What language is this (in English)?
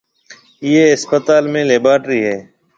Marwari (Pakistan)